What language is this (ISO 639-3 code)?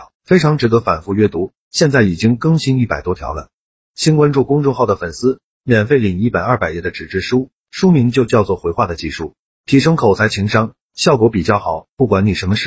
zho